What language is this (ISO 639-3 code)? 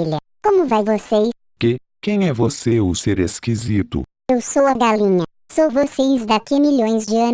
por